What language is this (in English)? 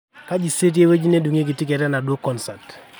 Masai